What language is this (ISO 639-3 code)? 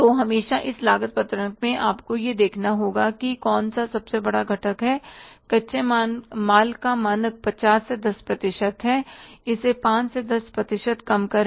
hin